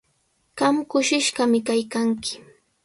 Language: Sihuas Ancash Quechua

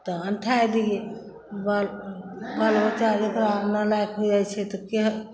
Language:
Maithili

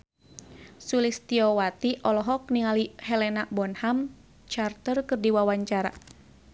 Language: Sundanese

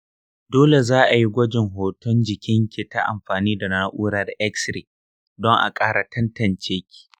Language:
Hausa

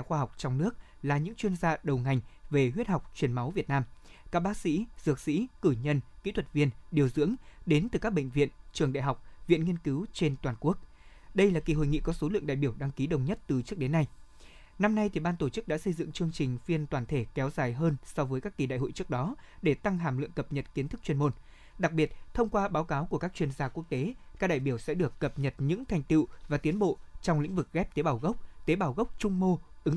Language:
Vietnamese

